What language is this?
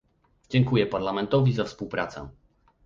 Polish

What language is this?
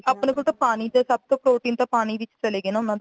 Punjabi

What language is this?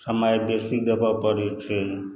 Maithili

